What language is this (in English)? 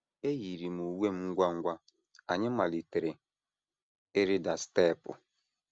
Igbo